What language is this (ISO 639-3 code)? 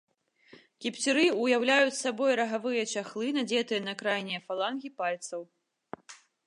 bel